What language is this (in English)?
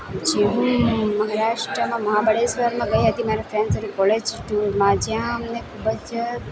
Gujarati